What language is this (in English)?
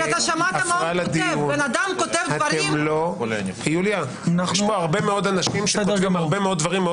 Hebrew